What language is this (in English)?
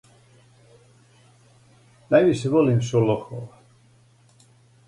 Serbian